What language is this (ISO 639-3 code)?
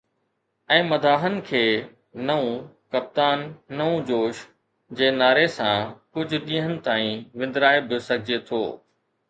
snd